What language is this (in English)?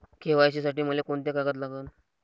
Marathi